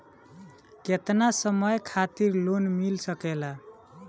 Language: Bhojpuri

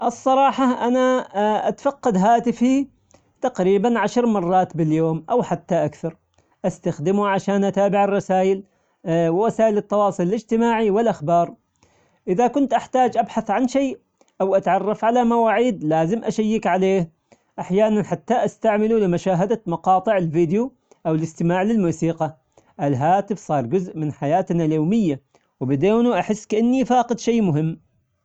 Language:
Omani Arabic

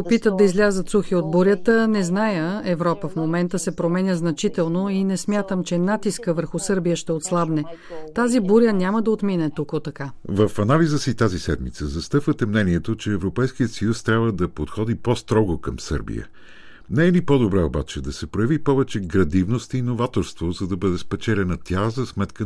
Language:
Bulgarian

